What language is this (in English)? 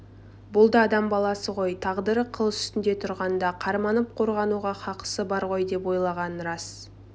Kazakh